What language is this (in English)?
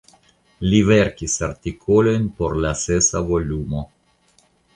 Esperanto